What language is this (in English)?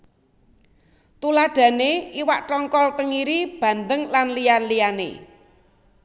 Javanese